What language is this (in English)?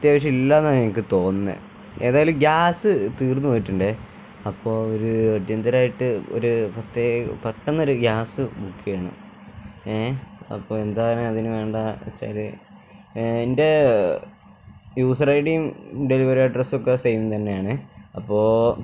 Malayalam